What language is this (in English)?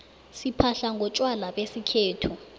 South Ndebele